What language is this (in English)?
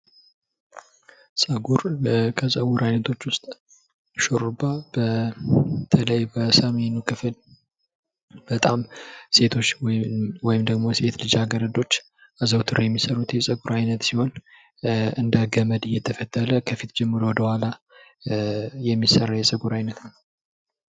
Amharic